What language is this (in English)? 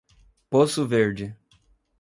Portuguese